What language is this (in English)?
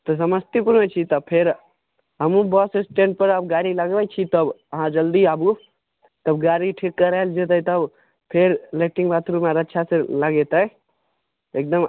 Maithili